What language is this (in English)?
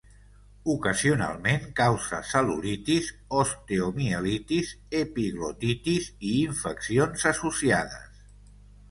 Catalan